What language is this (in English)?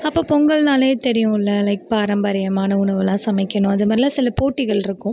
Tamil